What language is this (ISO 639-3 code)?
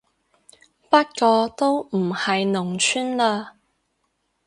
yue